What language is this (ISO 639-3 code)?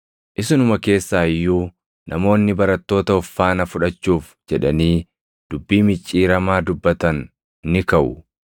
orm